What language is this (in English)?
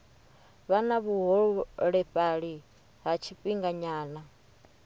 Venda